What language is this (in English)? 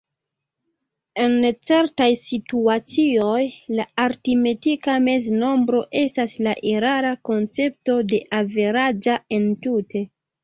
Esperanto